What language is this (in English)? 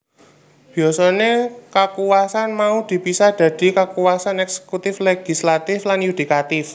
Javanese